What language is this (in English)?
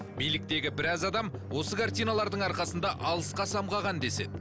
Kazakh